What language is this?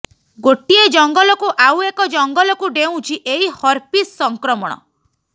Odia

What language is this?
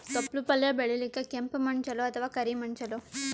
Kannada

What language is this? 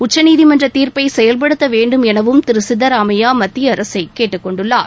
Tamil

